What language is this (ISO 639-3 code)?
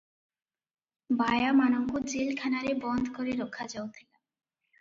ori